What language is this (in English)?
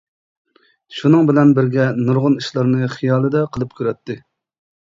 Uyghur